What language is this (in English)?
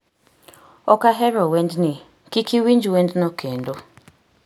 Luo (Kenya and Tanzania)